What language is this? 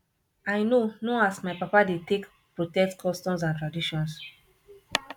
Nigerian Pidgin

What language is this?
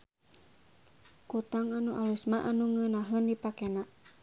Sundanese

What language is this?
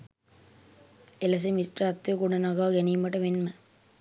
Sinhala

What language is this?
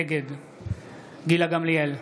Hebrew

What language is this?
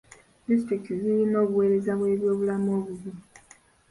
Ganda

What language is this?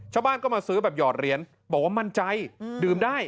Thai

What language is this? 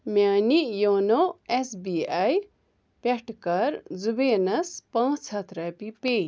Kashmiri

